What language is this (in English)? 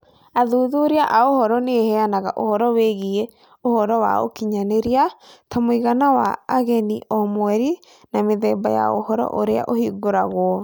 Kikuyu